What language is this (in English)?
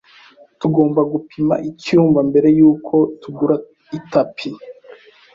Kinyarwanda